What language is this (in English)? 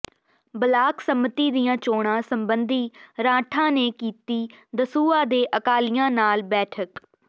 Punjabi